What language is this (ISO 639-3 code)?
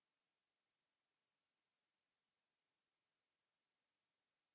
fin